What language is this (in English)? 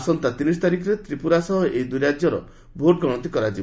Odia